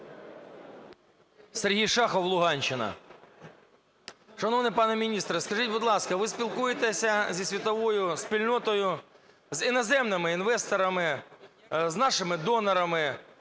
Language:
Ukrainian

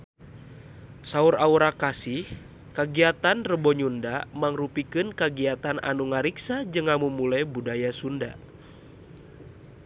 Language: Sundanese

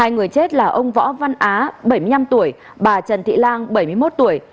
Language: Vietnamese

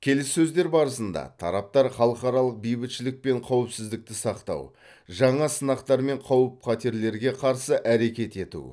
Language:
Kazakh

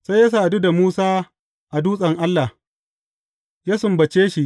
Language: Hausa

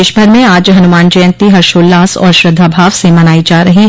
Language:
Hindi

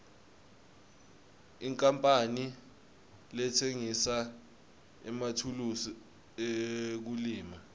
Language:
Swati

